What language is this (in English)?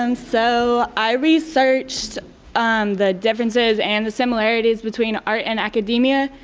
English